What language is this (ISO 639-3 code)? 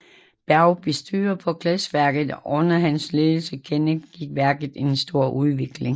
dan